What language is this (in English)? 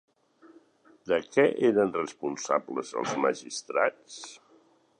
Catalan